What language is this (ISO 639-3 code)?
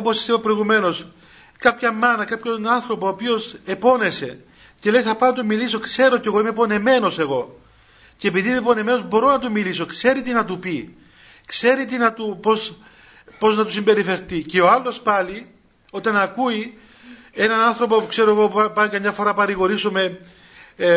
ell